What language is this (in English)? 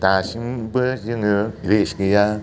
Bodo